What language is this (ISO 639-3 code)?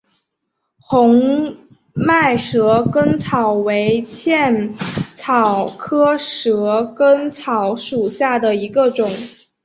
zho